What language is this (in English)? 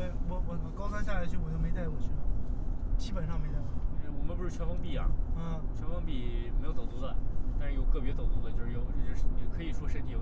Chinese